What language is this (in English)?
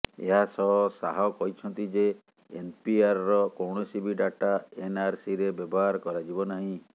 Odia